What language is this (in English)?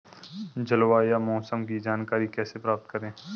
Hindi